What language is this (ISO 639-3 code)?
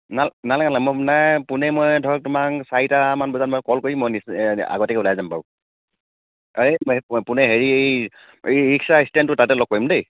asm